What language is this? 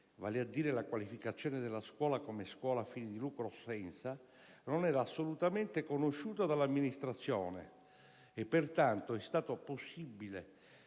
Italian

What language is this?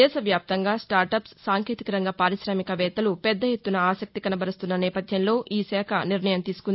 Telugu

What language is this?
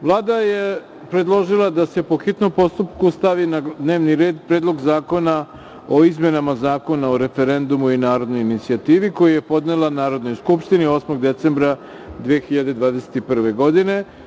Serbian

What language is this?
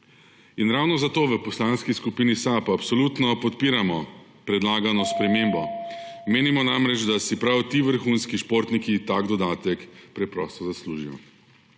Slovenian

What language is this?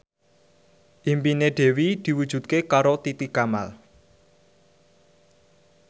Javanese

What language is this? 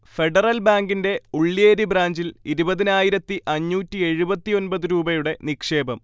Malayalam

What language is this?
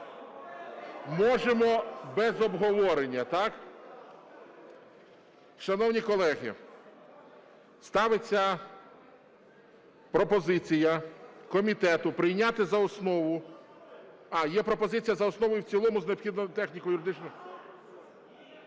Ukrainian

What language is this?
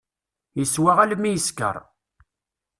Kabyle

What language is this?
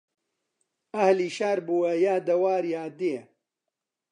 Central Kurdish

